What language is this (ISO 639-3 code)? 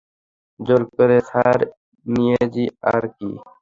ben